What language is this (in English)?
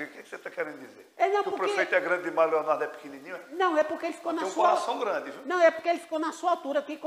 Portuguese